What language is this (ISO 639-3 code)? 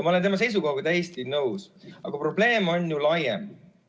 est